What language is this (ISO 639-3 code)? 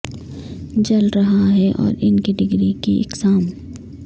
urd